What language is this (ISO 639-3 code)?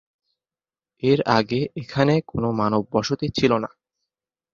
ben